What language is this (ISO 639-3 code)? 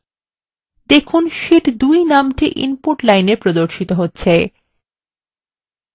ben